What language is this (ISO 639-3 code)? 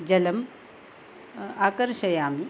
san